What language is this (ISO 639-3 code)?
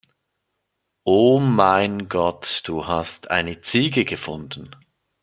deu